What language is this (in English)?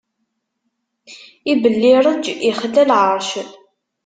Kabyle